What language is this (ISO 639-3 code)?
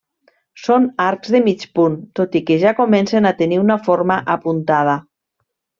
cat